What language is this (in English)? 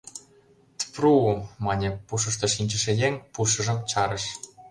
Mari